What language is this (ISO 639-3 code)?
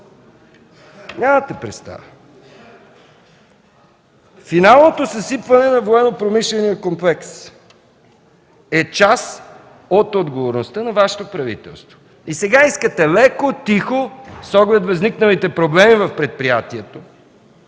bul